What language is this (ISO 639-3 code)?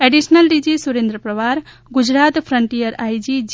guj